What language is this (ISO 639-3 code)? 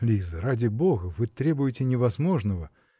rus